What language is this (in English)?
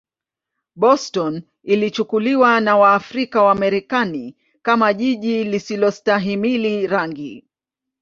Swahili